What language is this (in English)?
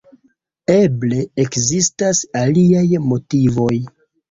Esperanto